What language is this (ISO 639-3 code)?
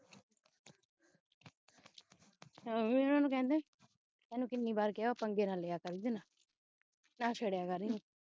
pan